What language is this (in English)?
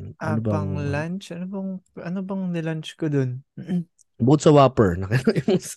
Filipino